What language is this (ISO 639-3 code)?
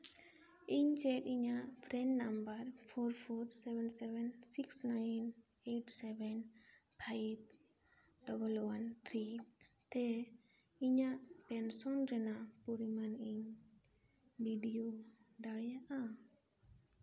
sat